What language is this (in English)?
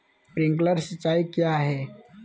Magahi